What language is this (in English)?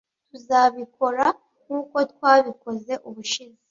Kinyarwanda